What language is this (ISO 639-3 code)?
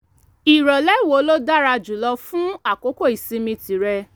yor